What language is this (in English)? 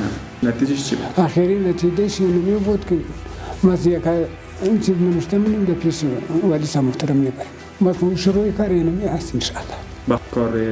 Arabic